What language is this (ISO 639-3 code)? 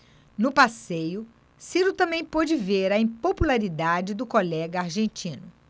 por